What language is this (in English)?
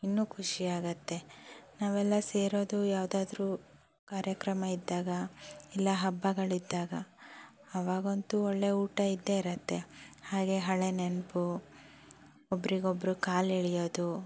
Kannada